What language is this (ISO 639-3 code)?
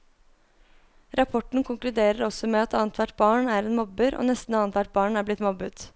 nor